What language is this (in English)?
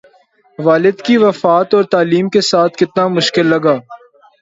Urdu